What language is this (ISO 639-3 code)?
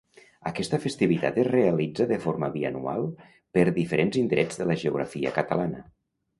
cat